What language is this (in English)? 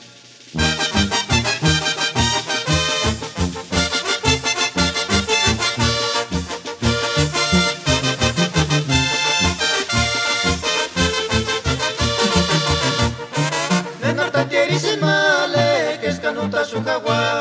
Romanian